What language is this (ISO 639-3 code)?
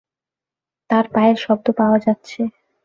ben